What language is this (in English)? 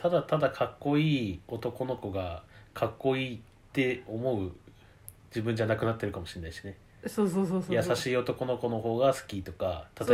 Japanese